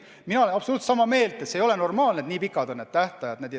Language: Estonian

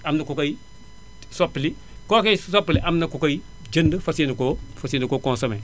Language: Wolof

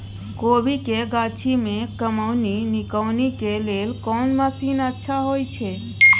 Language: Maithili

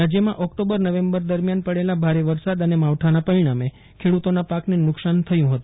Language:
Gujarati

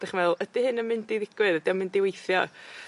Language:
Welsh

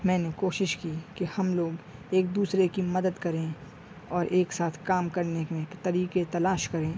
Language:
Urdu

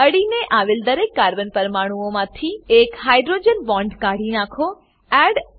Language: Gujarati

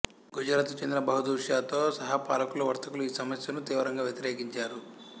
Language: Telugu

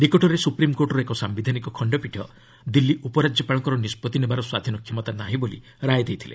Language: Odia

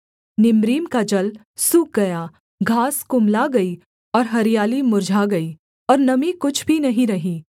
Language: Hindi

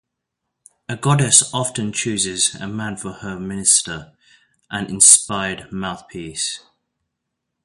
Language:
English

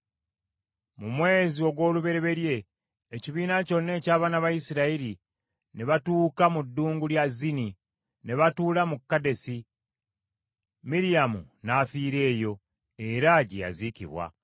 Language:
Ganda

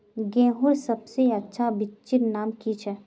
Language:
Magahi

